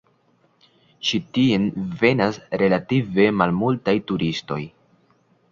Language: Esperanto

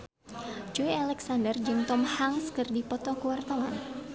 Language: Sundanese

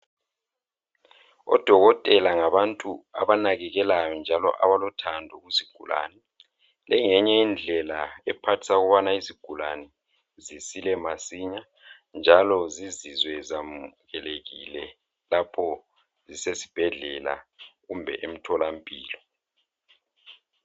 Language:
North Ndebele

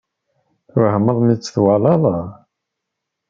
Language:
Kabyle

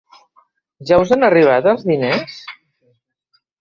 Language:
Catalan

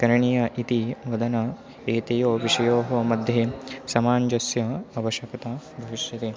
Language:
Sanskrit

